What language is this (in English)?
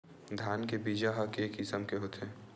Chhattisgarhi